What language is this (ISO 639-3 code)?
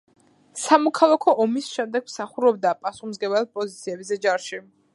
kat